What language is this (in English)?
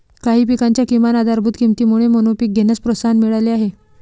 Marathi